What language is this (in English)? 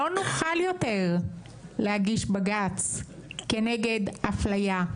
Hebrew